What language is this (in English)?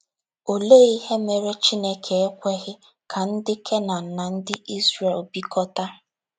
Igbo